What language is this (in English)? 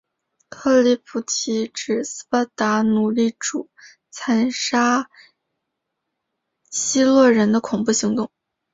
Chinese